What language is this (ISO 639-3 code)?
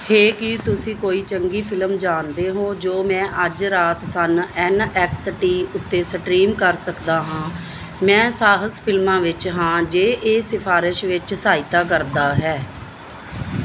pan